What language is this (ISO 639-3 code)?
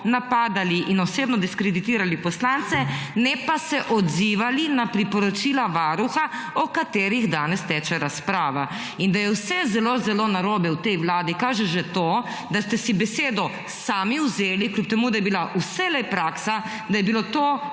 slv